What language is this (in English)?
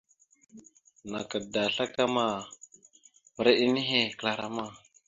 Mada (Cameroon)